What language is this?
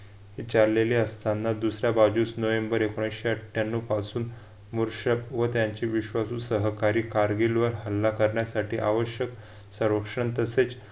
Marathi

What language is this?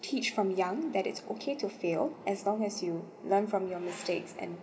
English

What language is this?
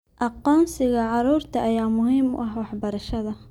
Somali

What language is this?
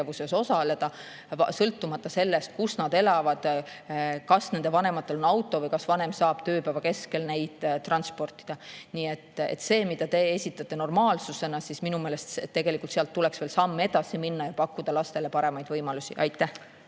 Estonian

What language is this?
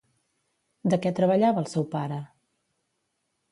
Catalan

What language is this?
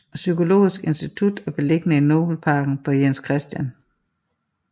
Danish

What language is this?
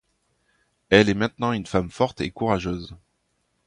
French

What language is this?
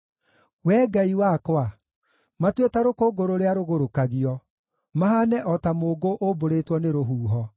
Kikuyu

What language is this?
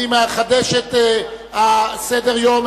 Hebrew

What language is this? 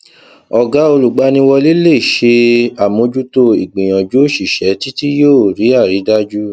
Yoruba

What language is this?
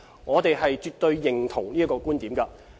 Cantonese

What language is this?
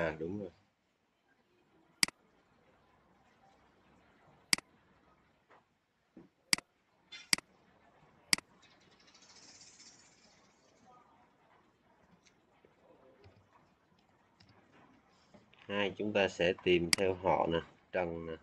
Vietnamese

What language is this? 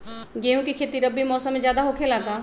Magahi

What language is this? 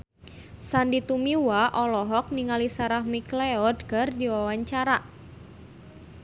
Sundanese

